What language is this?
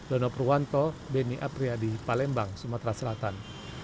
Indonesian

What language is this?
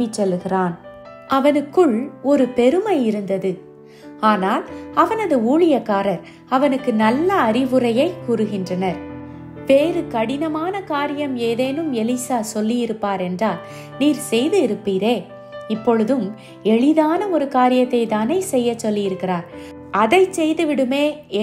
Romanian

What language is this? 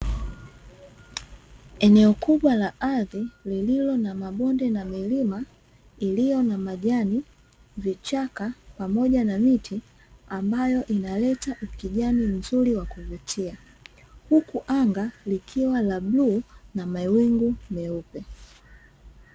Swahili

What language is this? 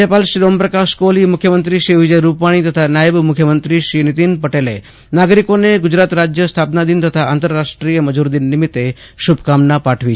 Gujarati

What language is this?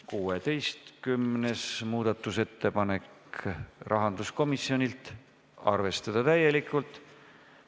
Estonian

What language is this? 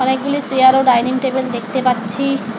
Bangla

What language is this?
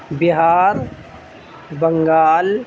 Urdu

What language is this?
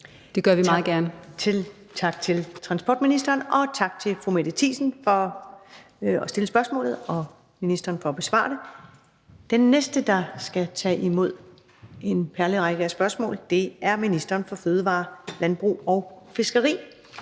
Danish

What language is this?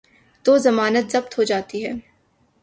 Urdu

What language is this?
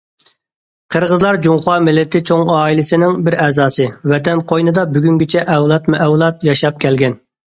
Uyghur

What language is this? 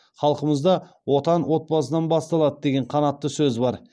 Kazakh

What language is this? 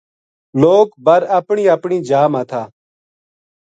Gujari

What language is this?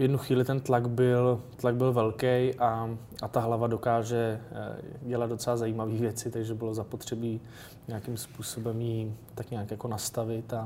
Czech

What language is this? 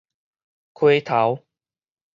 Min Nan Chinese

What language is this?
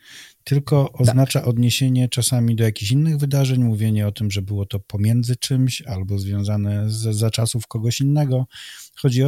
Polish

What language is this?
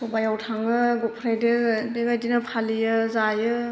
Bodo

